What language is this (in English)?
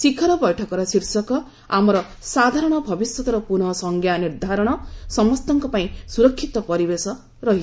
Odia